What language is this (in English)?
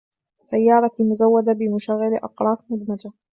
Arabic